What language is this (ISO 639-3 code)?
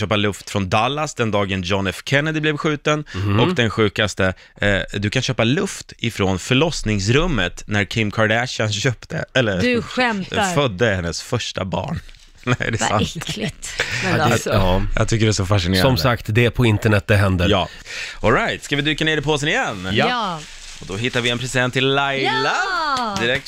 swe